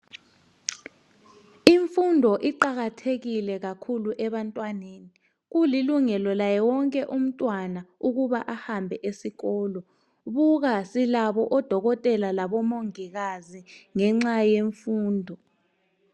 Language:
North Ndebele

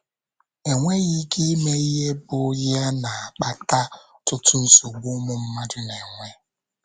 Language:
Igbo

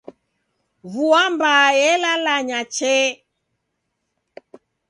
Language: Taita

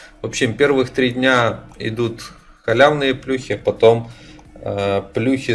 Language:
Russian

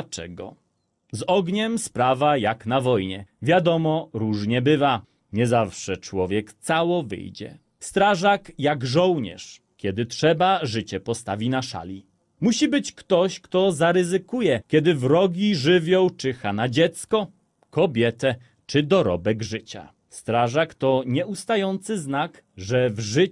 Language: Polish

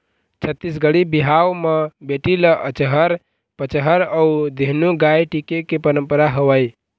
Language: Chhattisgarhi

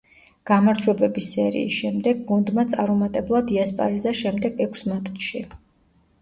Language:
Georgian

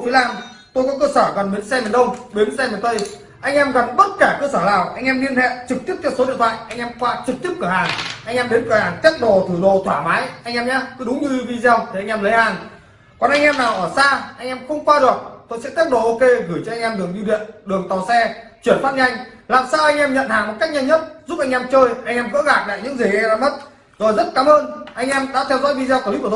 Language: Vietnamese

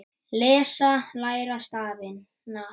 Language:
Icelandic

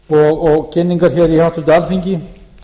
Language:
Icelandic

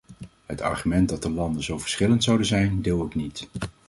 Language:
Dutch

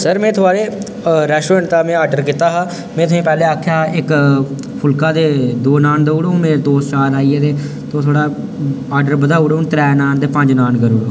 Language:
Dogri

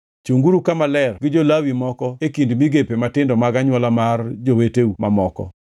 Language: Luo (Kenya and Tanzania)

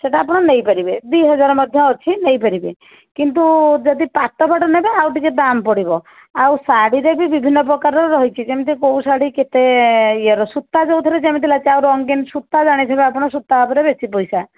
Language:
Odia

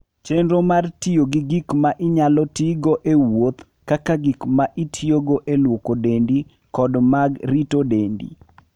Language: Luo (Kenya and Tanzania)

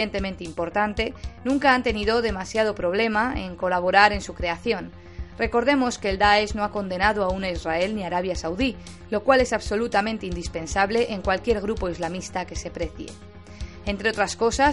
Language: Spanish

